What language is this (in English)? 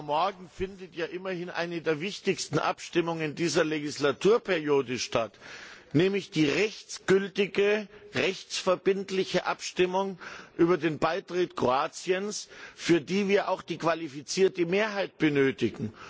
German